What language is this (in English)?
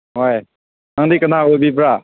Manipuri